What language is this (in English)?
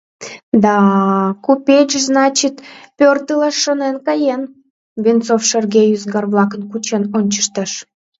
Mari